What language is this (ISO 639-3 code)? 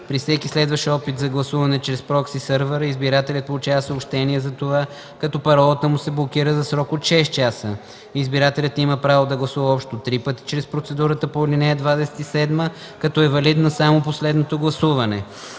bul